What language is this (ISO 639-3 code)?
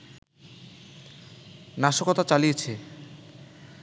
ben